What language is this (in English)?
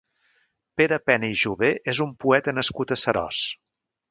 Catalan